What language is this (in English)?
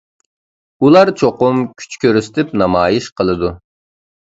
Uyghur